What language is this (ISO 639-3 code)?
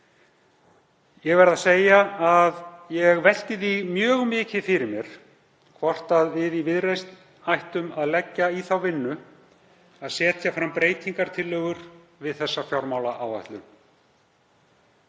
isl